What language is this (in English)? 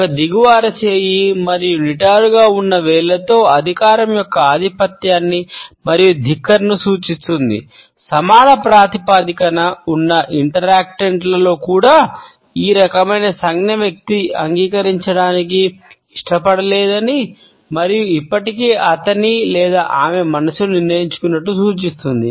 Telugu